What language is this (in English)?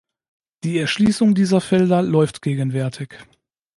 German